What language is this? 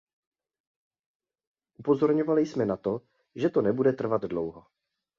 Czech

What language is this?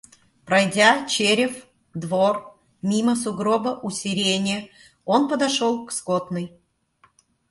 Russian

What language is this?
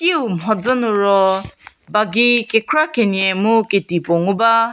Angami Naga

